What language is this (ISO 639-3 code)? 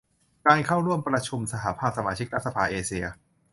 tha